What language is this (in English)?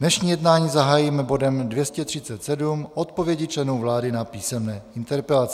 Czech